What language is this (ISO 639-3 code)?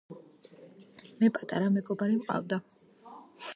kat